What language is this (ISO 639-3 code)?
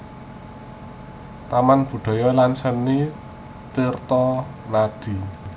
jav